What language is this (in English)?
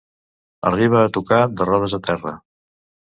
Catalan